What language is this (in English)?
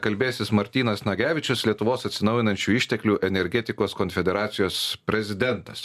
Lithuanian